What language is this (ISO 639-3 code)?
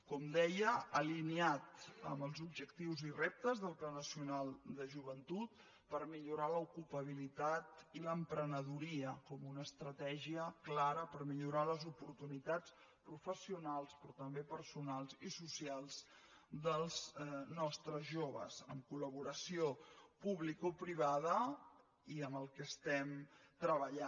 cat